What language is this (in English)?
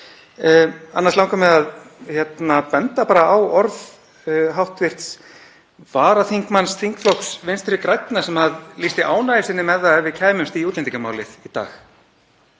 Icelandic